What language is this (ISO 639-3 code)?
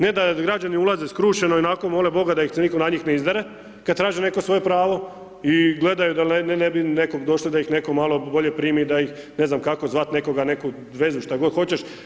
hrv